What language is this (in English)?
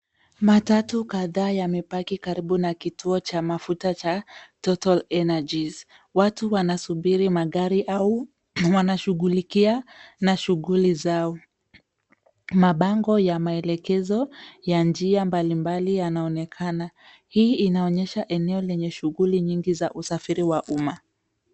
Swahili